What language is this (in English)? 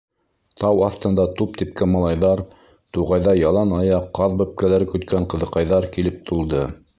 Bashkir